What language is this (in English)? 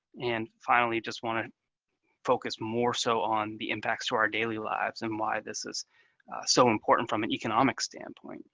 English